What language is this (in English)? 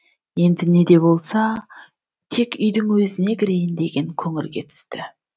Kazakh